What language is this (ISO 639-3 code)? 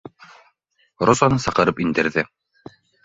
bak